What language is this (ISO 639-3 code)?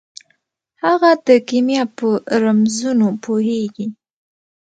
pus